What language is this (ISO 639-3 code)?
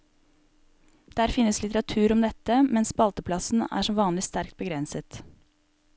nor